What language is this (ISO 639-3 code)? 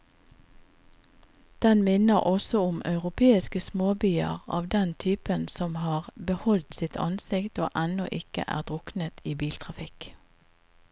nor